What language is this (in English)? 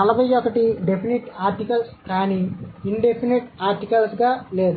Telugu